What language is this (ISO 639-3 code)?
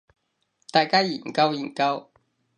yue